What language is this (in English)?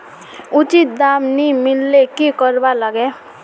Magahi